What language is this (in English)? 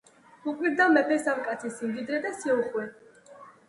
Georgian